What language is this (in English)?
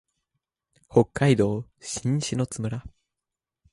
Japanese